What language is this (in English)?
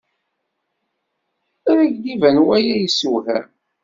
Kabyle